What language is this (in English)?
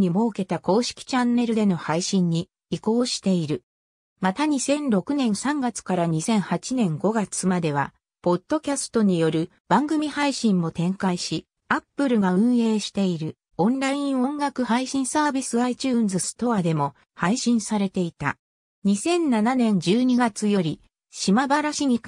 Japanese